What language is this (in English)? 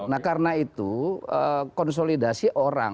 Indonesian